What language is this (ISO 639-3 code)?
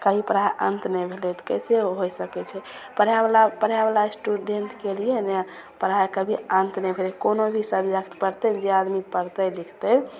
mai